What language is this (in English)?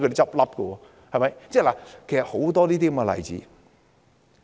Cantonese